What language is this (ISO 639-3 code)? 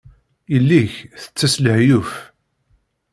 kab